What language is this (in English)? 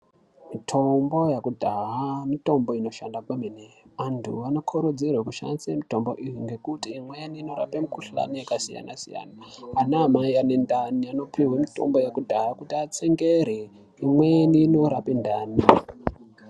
Ndau